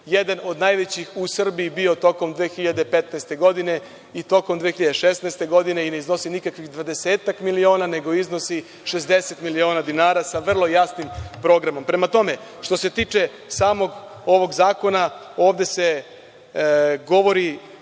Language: Serbian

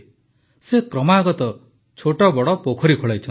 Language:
Odia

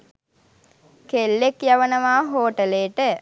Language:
Sinhala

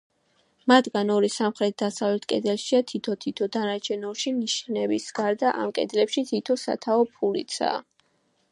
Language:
Georgian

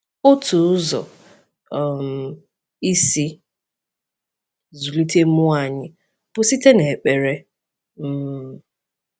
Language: Igbo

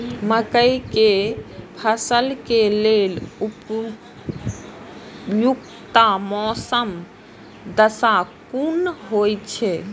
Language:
Maithili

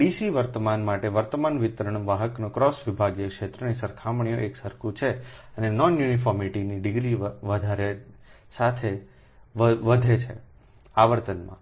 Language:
Gujarati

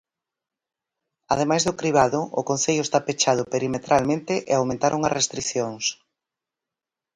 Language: Galician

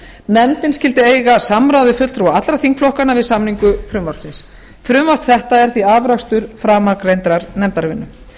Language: Icelandic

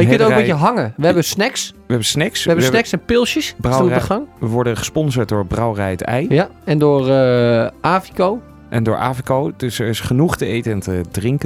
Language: Dutch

